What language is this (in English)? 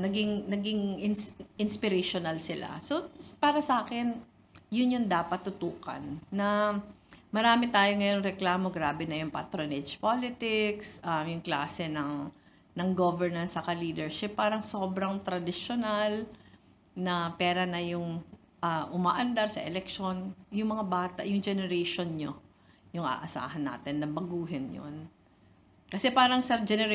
Filipino